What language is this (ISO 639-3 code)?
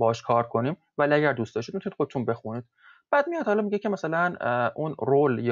fas